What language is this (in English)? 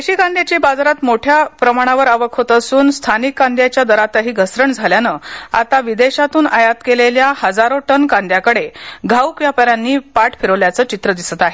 Marathi